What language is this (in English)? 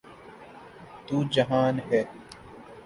Urdu